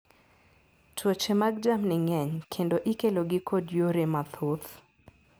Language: Luo (Kenya and Tanzania)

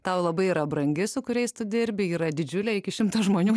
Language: Lithuanian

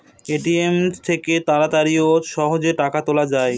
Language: Bangla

